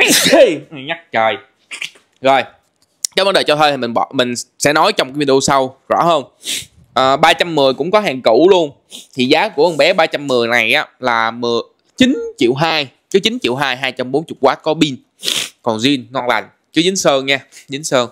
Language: Vietnamese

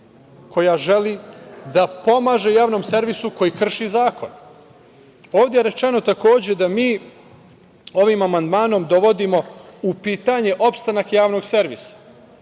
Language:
Serbian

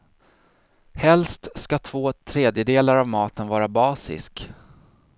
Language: Swedish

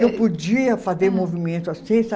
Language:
Portuguese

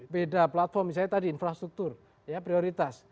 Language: Indonesian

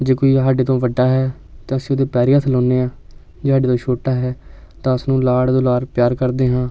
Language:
Punjabi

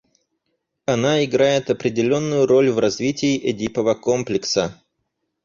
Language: Russian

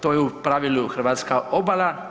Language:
Croatian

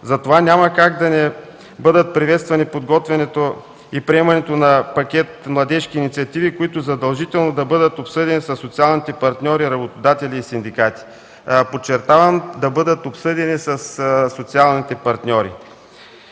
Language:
Bulgarian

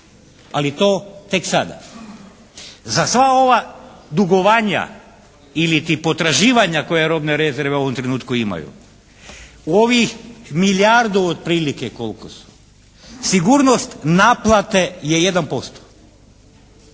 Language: Croatian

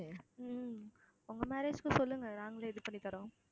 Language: Tamil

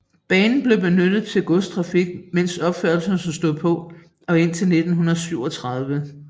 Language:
Danish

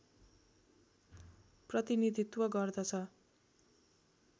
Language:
Nepali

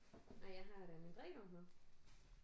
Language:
Danish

